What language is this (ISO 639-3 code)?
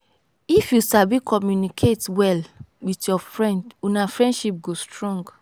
pcm